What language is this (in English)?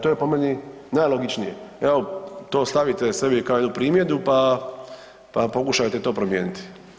Croatian